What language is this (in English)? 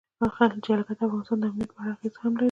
Pashto